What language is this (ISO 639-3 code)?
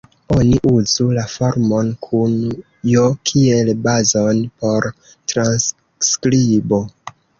epo